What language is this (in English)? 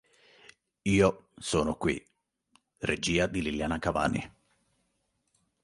Italian